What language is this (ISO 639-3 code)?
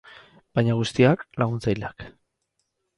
eus